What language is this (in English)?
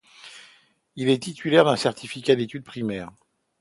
French